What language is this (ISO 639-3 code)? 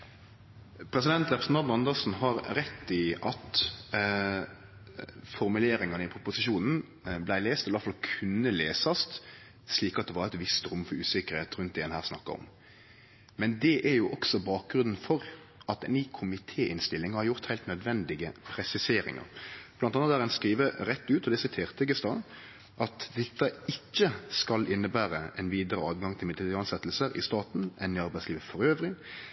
nor